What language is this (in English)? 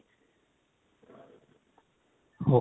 Punjabi